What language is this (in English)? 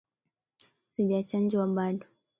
Swahili